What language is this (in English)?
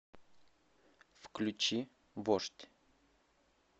Russian